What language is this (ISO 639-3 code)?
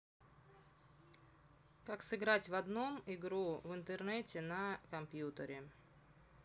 rus